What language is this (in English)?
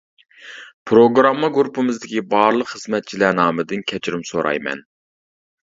Uyghur